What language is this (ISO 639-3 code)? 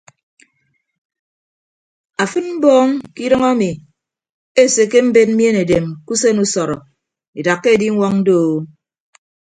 ibb